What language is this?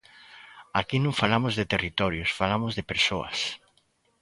Galician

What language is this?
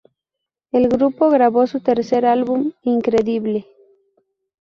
Spanish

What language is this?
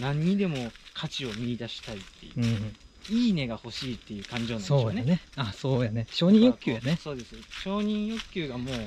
Japanese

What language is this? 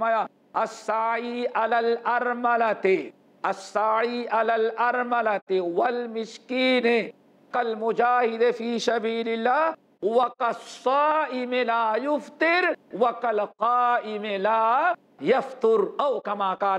Hebrew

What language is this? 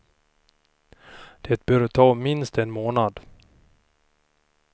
Swedish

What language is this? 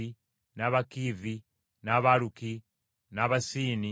Ganda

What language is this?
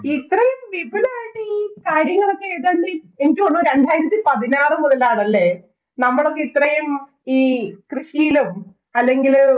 Malayalam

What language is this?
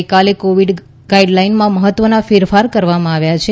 Gujarati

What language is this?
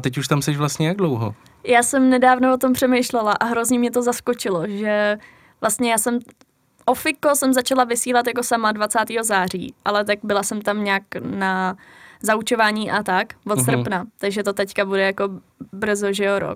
Czech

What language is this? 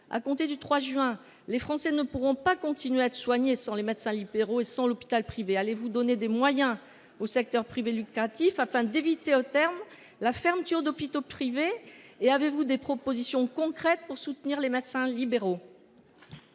French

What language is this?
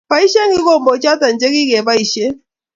Kalenjin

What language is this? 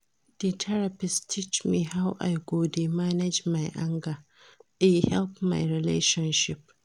Nigerian Pidgin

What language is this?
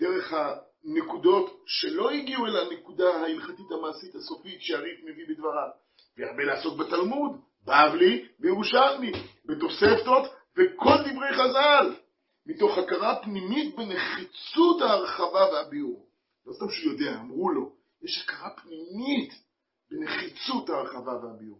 Hebrew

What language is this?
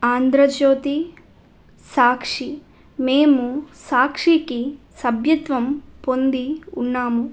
Telugu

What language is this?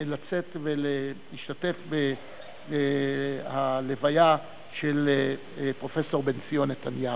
Hebrew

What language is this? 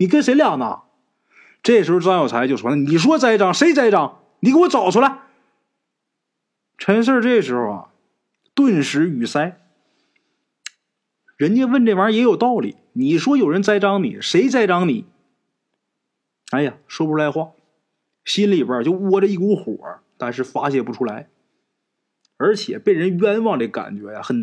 Chinese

